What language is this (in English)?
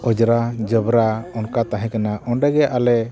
Santali